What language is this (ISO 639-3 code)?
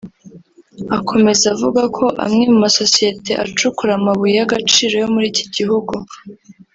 kin